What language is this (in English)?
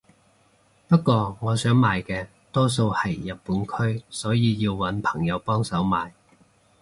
Cantonese